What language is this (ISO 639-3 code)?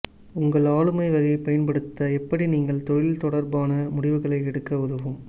tam